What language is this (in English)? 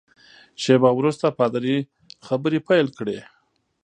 Pashto